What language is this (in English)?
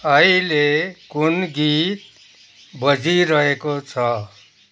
Nepali